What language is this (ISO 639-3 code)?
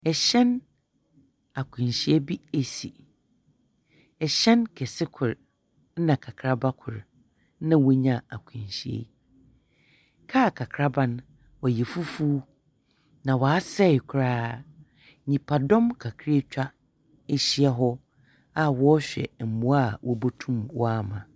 aka